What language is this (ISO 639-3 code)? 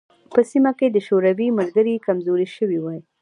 pus